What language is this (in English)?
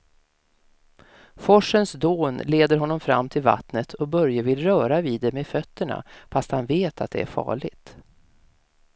Swedish